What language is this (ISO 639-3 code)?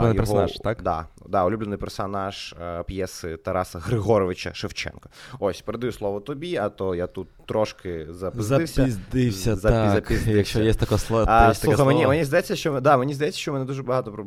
ukr